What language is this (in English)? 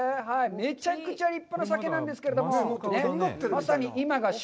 Japanese